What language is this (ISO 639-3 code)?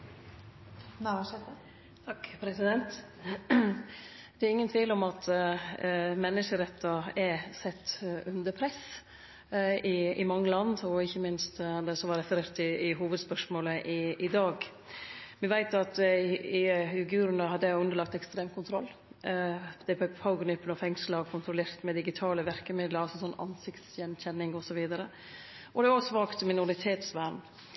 nno